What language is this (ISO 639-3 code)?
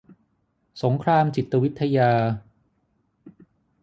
tha